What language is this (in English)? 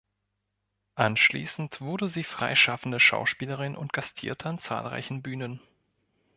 German